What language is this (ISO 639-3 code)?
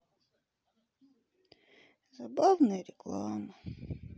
rus